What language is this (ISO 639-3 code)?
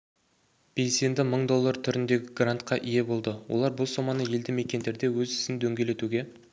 kaz